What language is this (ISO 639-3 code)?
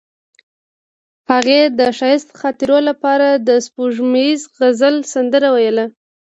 pus